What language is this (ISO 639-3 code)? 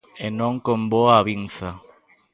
glg